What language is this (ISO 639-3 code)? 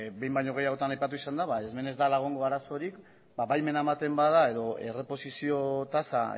eus